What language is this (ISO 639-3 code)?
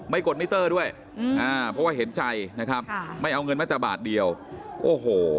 tha